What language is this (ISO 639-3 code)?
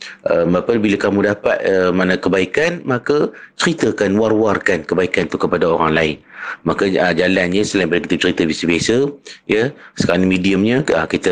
msa